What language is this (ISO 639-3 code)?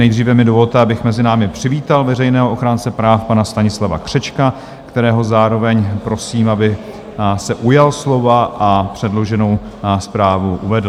ces